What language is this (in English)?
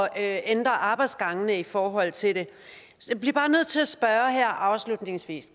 Danish